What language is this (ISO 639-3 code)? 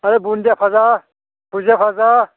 brx